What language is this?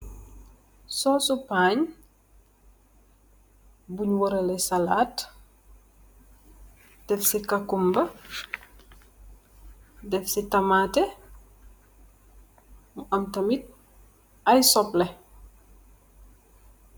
Wolof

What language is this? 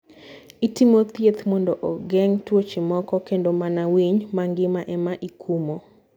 Luo (Kenya and Tanzania)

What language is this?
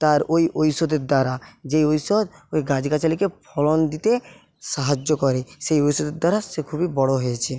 Bangla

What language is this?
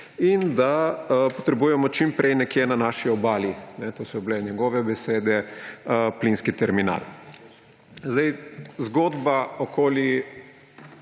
Slovenian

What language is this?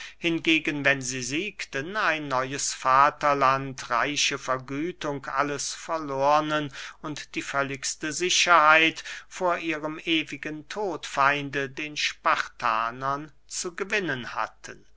German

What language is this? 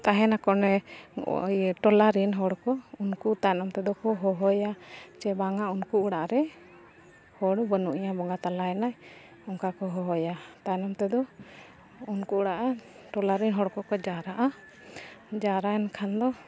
Santali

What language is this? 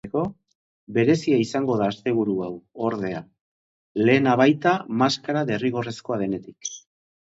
Basque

